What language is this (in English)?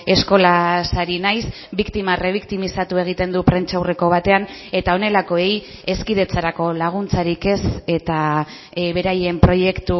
Basque